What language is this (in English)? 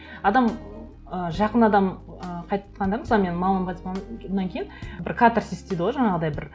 Kazakh